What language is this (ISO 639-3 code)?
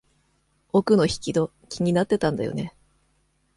jpn